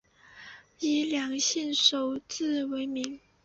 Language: Chinese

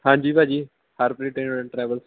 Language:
Punjabi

